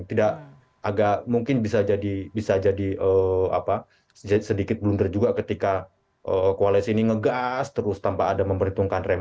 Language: Indonesian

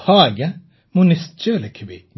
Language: Odia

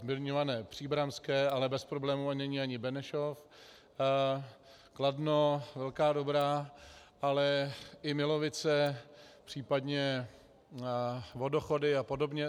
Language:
Czech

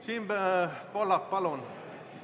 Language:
Estonian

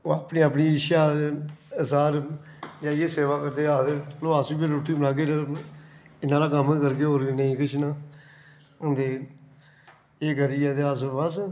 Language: Dogri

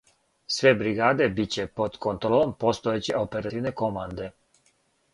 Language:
Serbian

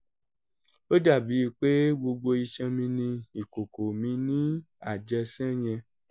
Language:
Yoruba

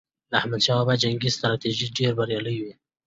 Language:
Pashto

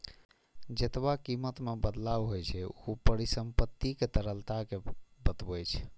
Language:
Maithili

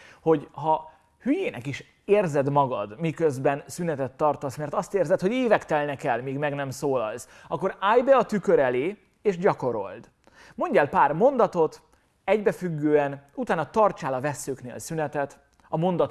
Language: Hungarian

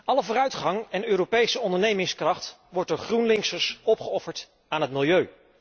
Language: Dutch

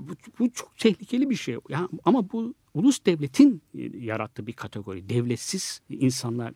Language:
Turkish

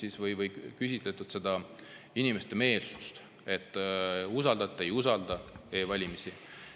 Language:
Estonian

